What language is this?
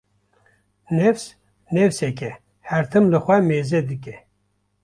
Kurdish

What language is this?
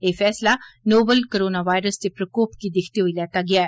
Dogri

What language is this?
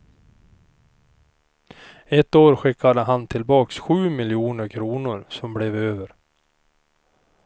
Swedish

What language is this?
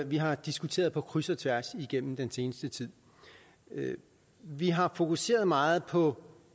Danish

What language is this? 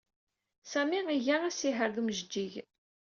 Kabyle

